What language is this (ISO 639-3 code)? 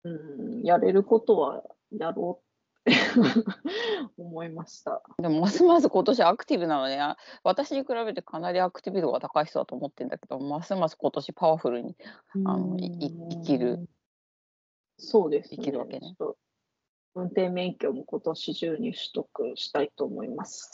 jpn